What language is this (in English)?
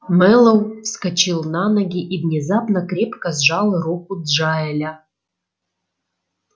Russian